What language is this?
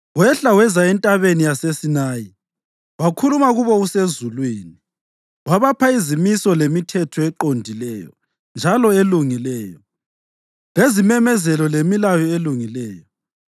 North Ndebele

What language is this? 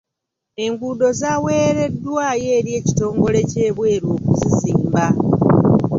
Ganda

